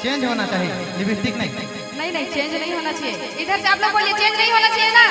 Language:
Hindi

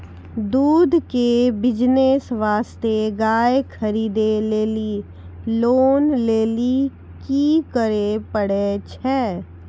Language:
Maithili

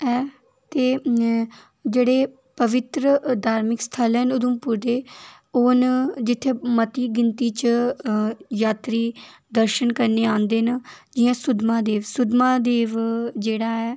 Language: Dogri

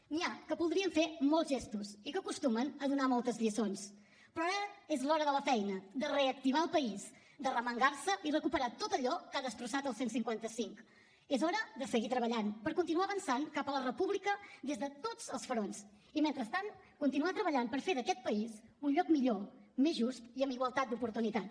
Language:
Catalan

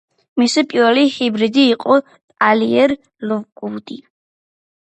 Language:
Georgian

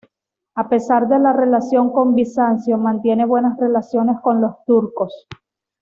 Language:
Spanish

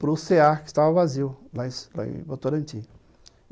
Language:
Portuguese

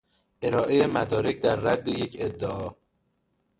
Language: Persian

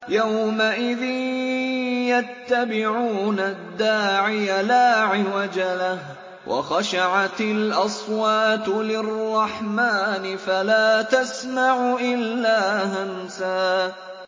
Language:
Arabic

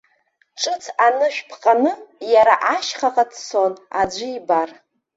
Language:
Abkhazian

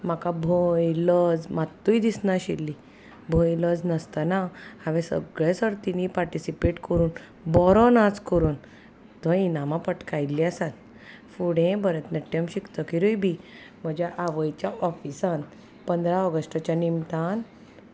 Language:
Konkani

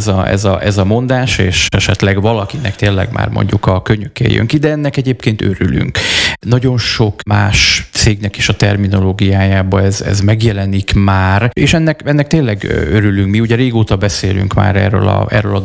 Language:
Hungarian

